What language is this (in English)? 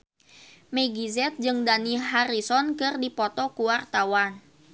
Sundanese